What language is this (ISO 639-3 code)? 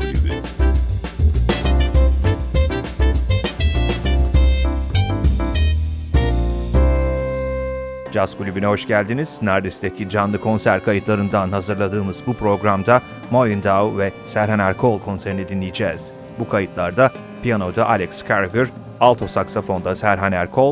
tur